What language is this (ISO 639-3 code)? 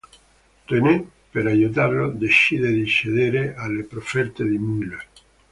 ita